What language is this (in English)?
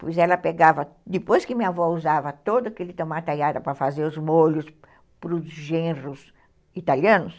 Portuguese